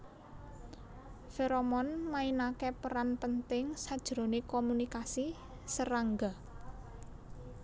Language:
Javanese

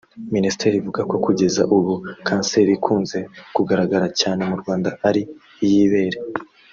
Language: Kinyarwanda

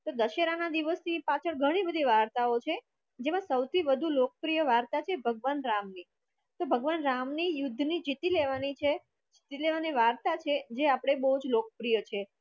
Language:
Gujarati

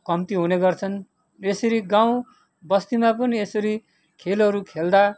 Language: Nepali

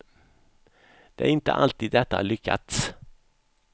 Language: Swedish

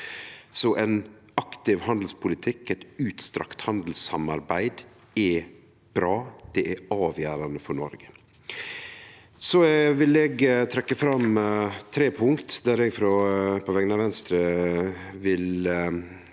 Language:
Norwegian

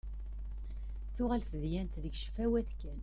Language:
Kabyle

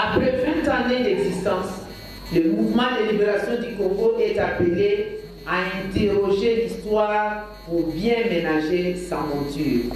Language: French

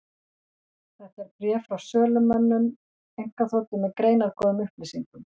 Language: Icelandic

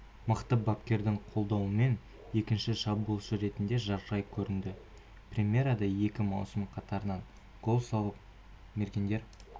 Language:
Kazakh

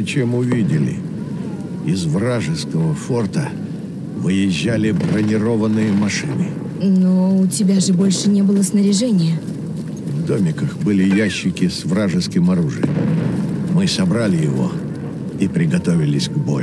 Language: Russian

